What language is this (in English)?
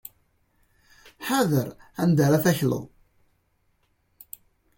Kabyle